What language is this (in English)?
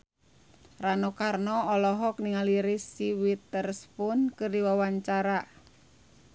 Sundanese